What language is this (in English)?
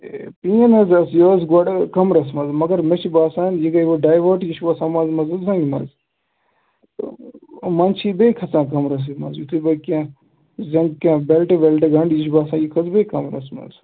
Kashmiri